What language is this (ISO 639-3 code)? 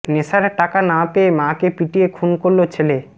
ben